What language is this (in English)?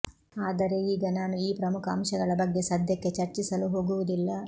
Kannada